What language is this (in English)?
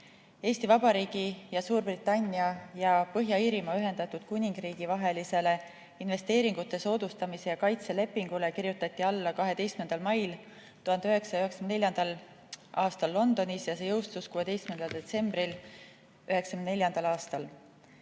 Estonian